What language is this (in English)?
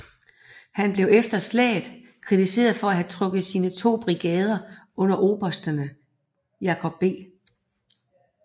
Danish